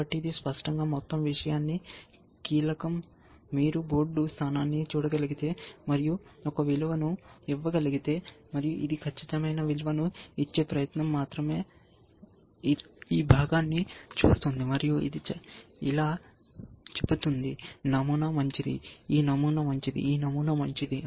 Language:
Telugu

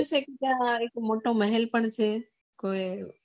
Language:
Gujarati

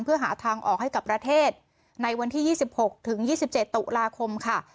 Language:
Thai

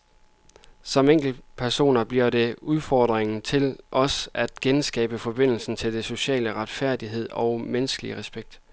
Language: Danish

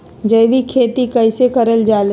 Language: Magahi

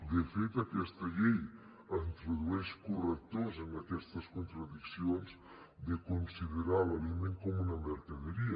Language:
Catalan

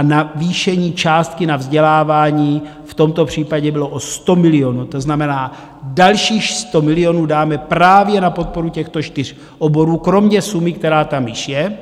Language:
Czech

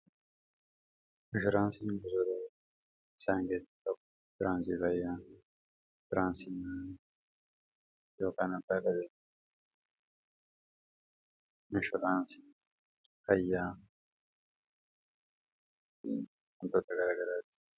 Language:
Oromo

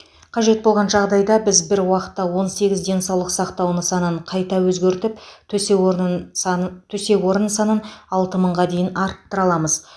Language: Kazakh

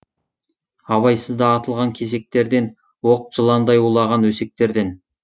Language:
Kazakh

